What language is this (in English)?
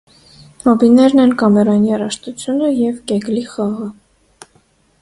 Armenian